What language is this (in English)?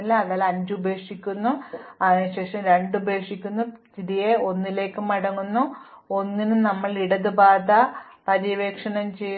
Malayalam